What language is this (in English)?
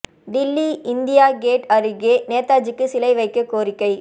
Tamil